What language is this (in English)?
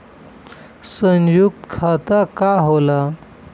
Bhojpuri